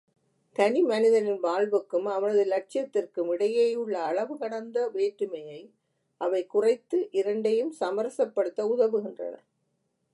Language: Tamil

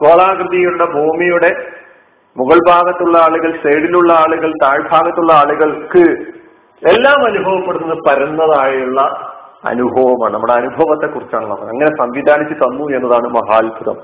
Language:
Malayalam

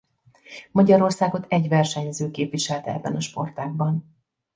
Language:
Hungarian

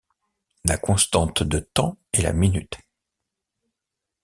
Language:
French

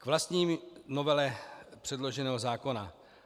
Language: Czech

